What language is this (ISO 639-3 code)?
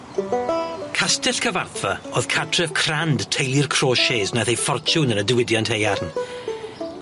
cym